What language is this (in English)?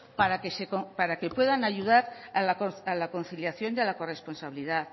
Spanish